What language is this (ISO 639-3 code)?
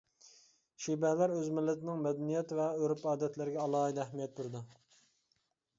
uig